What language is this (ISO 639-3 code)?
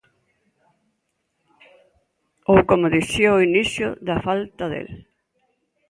glg